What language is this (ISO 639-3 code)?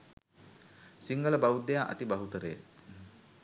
sin